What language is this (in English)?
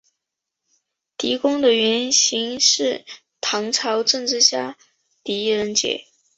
Chinese